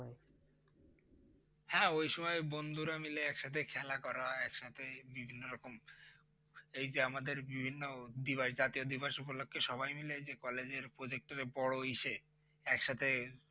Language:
Bangla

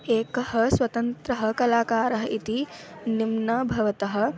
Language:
Sanskrit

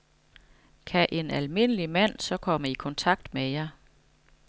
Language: Danish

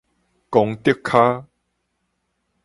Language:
Min Nan Chinese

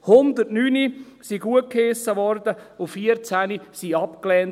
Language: Swiss German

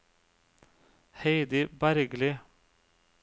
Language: Norwegian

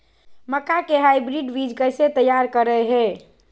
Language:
Magahi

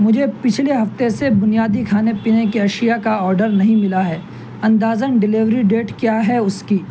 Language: Urdu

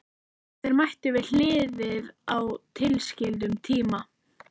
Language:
Icelandic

